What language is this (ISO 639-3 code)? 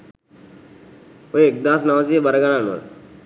sin